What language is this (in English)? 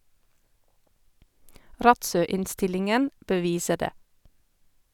Norwegian